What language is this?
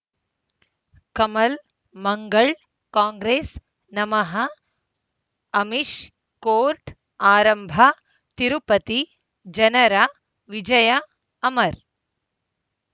Kannada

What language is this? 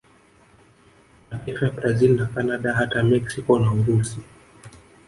Swahili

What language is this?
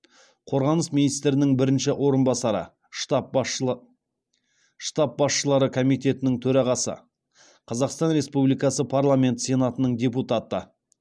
Kazakh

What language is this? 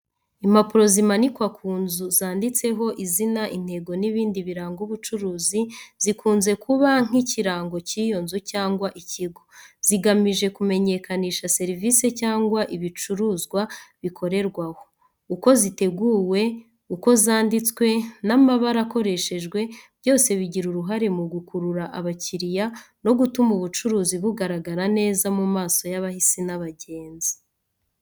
Kinyarwanda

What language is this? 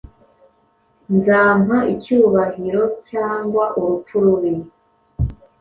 Kinyarwanda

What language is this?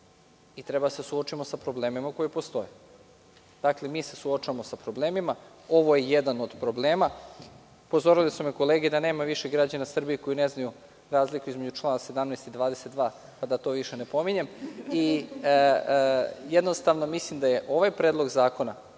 Serbian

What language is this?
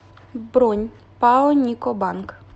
Russian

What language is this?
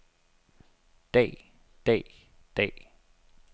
Danish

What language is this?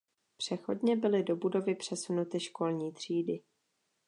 Czech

